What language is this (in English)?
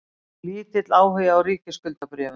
Icelandic